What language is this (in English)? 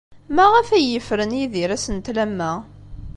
Kabyle